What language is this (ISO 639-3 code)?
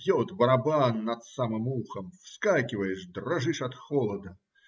rus